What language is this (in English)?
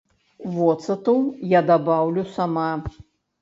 Belarusian